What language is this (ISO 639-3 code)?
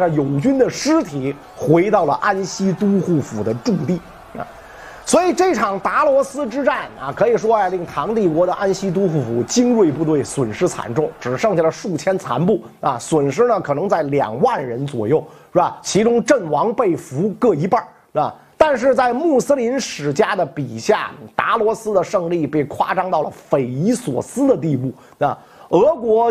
zho